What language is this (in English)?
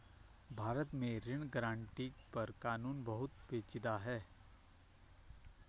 Hindi